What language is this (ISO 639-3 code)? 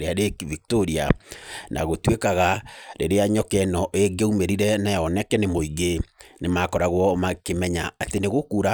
kik